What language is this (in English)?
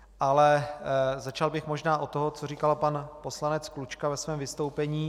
Czech